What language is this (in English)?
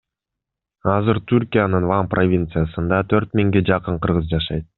Kyrgyz